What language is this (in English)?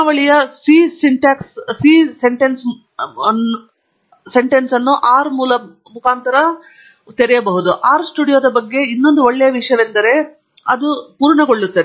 Kannada